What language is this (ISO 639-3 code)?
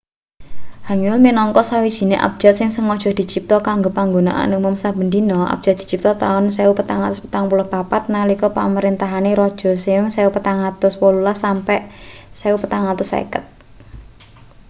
jav